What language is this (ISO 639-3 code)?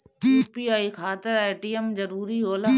bho